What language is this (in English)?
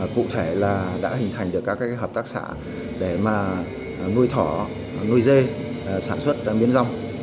Vietnamese